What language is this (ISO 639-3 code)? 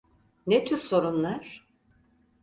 tur